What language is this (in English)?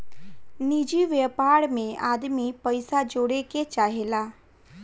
Bhojpuri